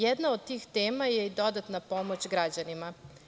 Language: Serbian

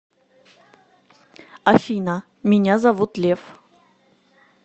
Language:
Russian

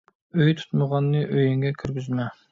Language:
Uyghur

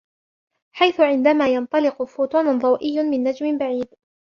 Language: Arabic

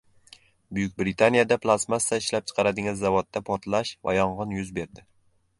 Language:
Uzbek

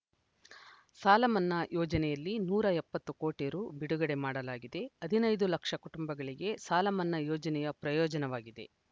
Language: Kannada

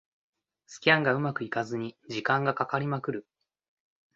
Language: Japanese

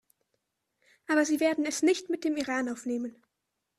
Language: German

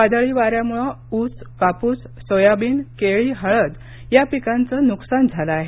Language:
Marathi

